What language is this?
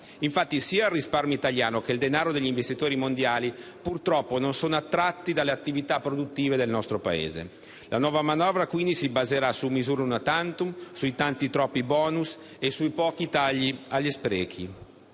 Italian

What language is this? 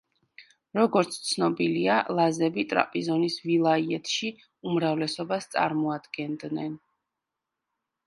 Georgian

